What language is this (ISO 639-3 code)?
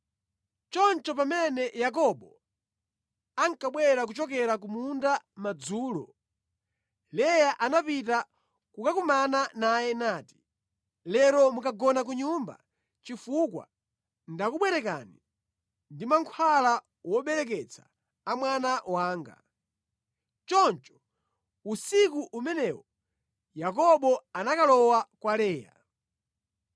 nya